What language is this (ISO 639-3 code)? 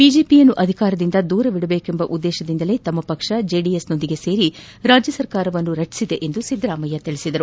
kan